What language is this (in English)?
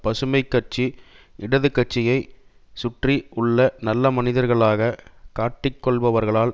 Tamil